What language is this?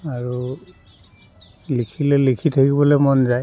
Assamese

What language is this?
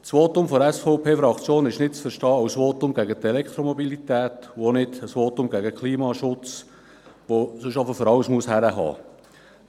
Swiss German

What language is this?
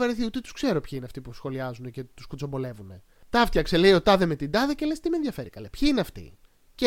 Greek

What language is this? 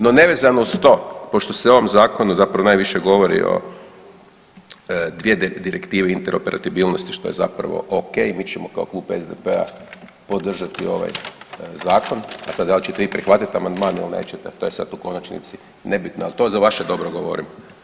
Croatian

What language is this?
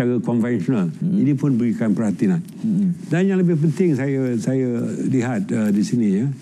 Malay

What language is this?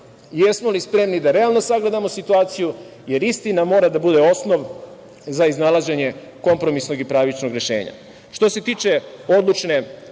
Serbian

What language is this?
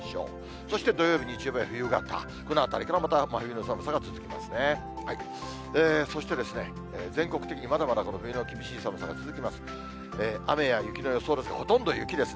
Japanese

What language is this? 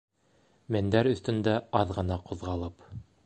Bashkir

